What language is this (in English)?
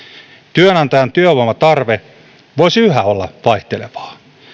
Finnish